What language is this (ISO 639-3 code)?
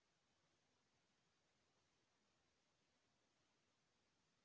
hne